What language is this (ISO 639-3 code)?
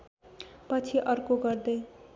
nep